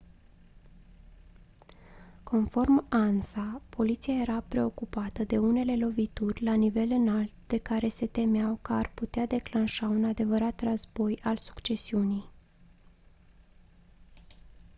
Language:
Romanian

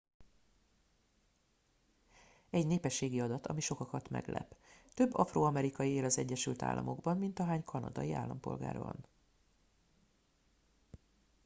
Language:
Hungarian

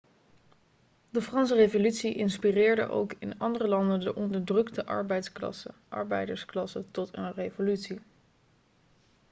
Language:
Dutch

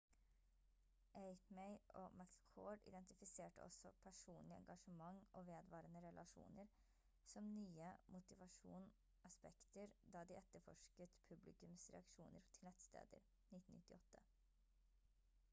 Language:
Norwegian Bokmål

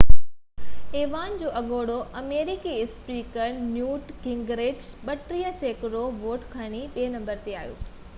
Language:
Sindhi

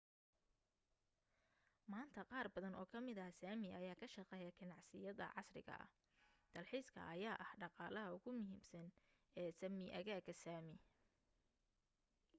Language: Somali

